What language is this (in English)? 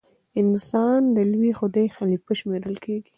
Pashto